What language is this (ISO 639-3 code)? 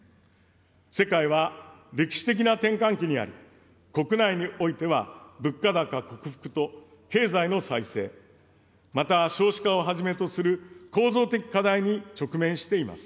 jpn